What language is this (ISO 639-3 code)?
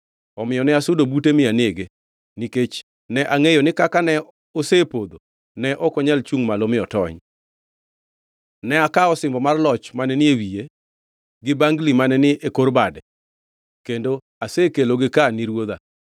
luo